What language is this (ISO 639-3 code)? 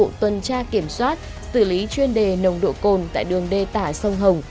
vie